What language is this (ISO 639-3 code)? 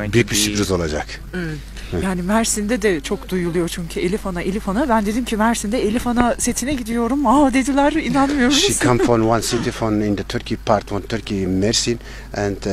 tur